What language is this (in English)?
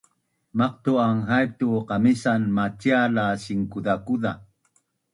Bunun